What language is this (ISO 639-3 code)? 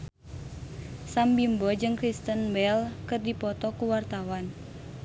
sun